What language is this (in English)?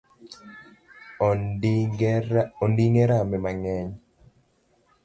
Luo (Kenya and Tanzania)